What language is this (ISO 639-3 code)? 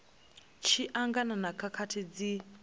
ven